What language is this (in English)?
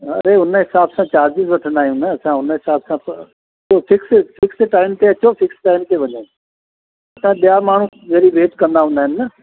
Sindhi